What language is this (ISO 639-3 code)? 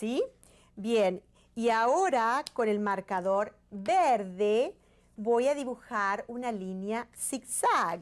spa